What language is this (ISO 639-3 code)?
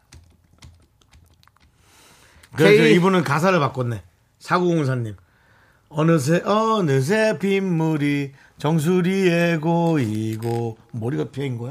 kor